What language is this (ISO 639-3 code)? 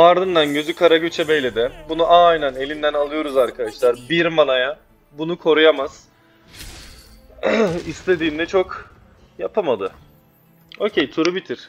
tur